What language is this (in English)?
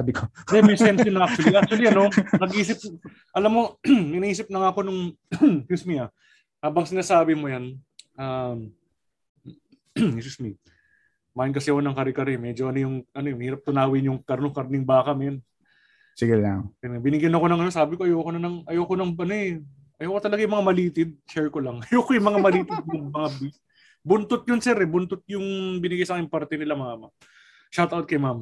Filipino